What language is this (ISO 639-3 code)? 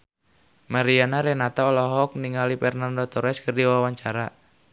sun